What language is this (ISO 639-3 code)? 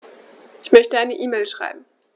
deu